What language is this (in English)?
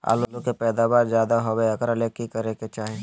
Magahi